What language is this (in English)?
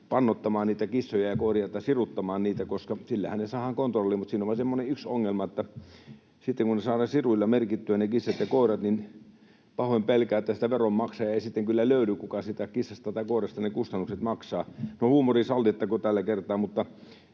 Finnish